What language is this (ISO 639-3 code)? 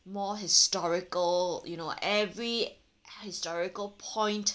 eng